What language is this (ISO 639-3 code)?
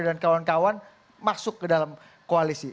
ind